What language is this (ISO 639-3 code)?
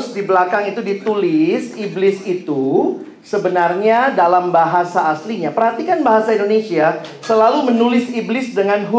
ind